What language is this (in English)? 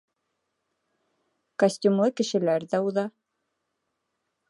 Bashkir